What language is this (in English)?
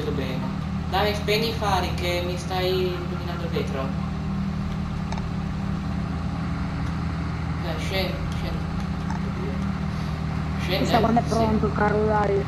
Italian